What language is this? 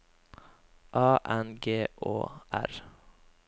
Norwegian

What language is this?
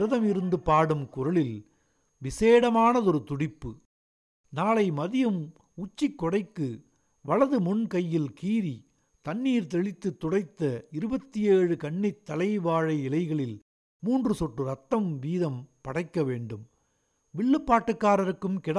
Tamil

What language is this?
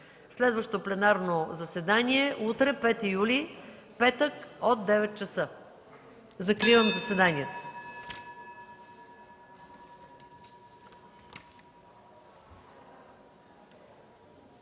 Bulgarian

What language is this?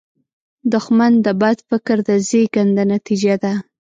Pashto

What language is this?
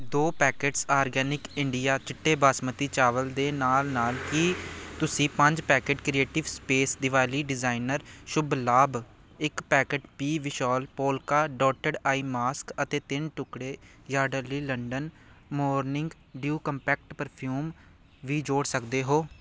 Punjabi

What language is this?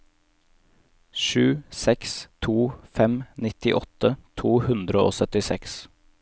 Norwegian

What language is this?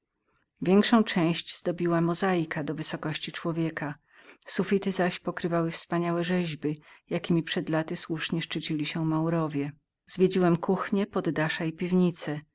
Polish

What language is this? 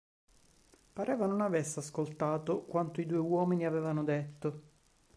Italian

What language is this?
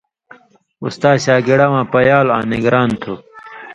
Indus Kohistani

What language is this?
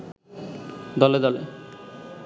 Bangla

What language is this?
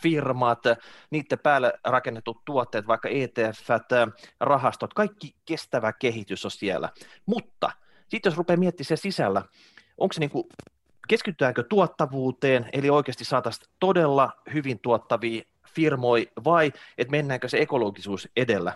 Finnish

